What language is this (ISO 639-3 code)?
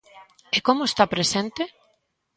glg